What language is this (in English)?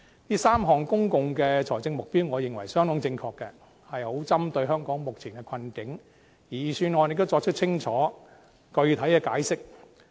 Cantonese